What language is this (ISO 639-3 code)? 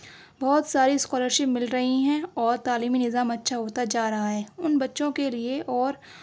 urd